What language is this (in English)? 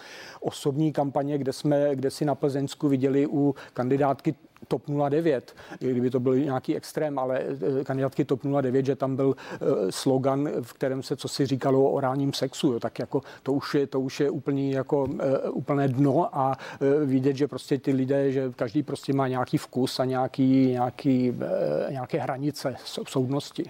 Czech